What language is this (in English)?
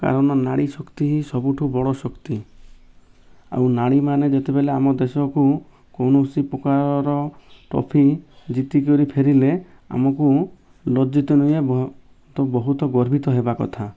Odia